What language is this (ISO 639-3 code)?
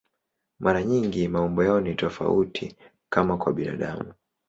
swa